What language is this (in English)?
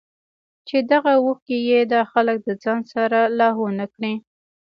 Pashto